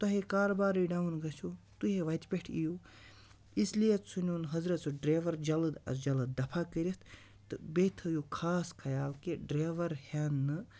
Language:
Kashmiri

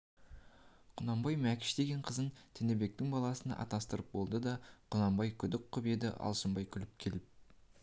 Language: Kazakh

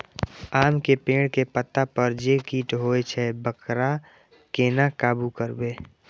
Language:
Maithili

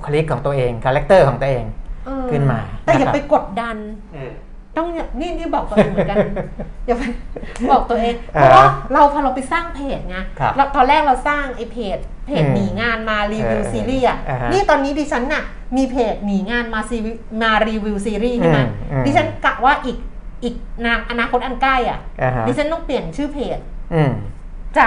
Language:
Thai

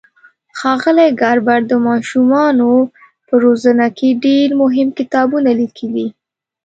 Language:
Pashto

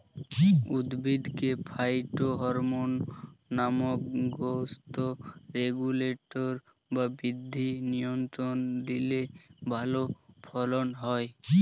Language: Bangla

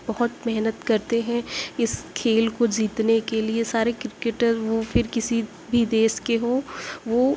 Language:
Urdu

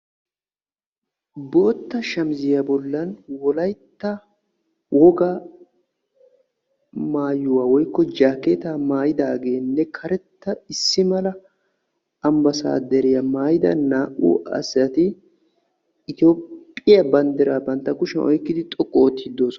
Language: Wolaytta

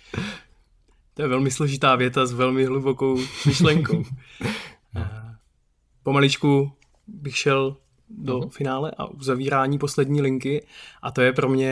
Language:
Czech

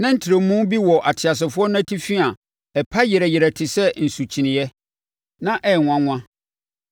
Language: Akan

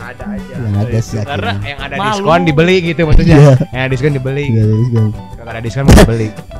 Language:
Indonesian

